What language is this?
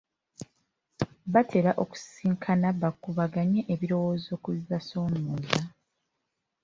Ganda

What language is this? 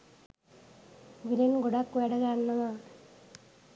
Sinhala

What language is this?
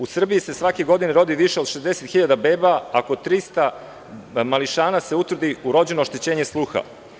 Serbian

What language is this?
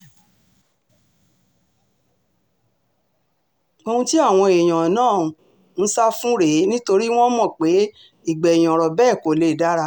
Yoruba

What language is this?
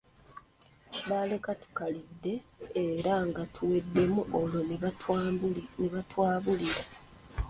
Ganda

